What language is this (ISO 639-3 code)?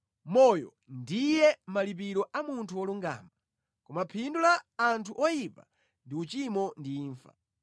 nya